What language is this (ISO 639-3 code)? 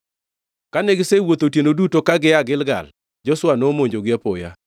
luo